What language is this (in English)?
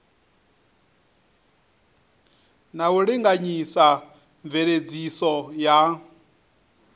Venda